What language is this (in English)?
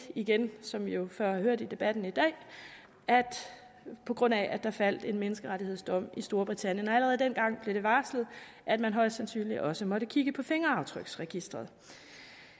Danish